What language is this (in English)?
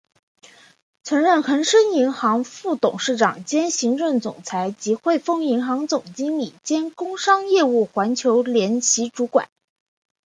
Chinese